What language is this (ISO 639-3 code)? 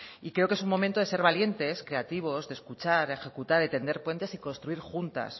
spa